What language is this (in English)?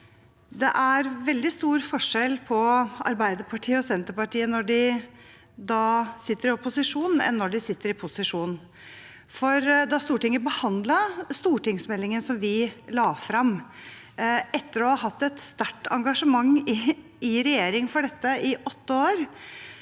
Norwegian